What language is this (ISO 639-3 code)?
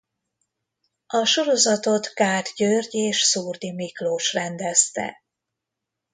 hun